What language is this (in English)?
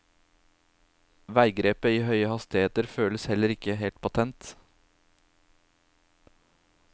Norwegian